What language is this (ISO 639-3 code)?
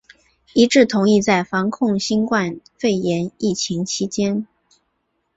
zho